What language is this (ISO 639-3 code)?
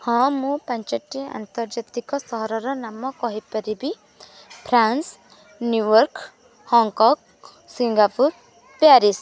ori